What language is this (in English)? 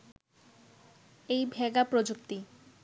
Bangla